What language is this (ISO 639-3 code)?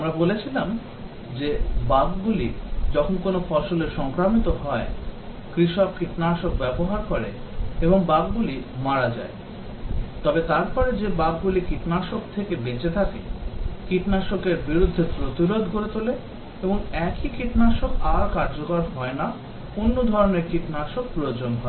ben